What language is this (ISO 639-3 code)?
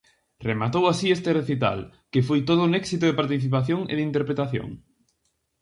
glg